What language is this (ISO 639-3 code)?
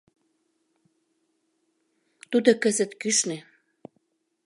chm